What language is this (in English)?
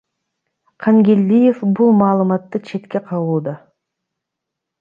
Kyrgyz